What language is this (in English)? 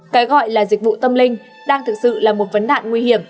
Vietnamese